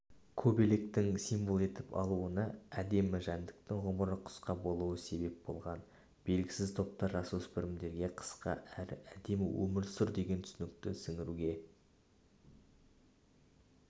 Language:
Kazakh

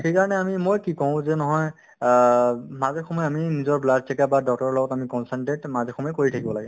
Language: Assamese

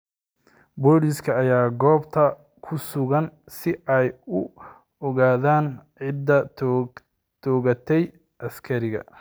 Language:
Somali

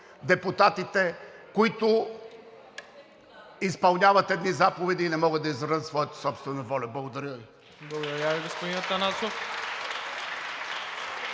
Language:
Bulgarian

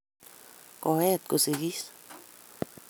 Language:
Kalenjin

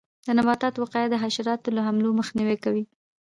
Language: Pashto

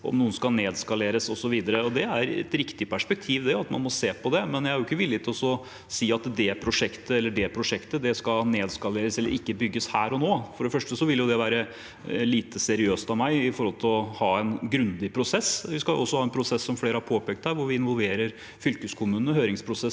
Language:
Norwegian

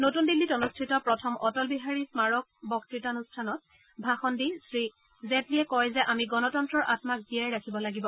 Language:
Assamese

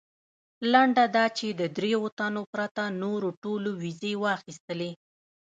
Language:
Pashto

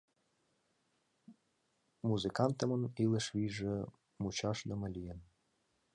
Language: Mari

